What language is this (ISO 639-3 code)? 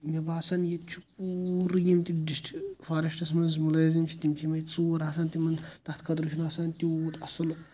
kas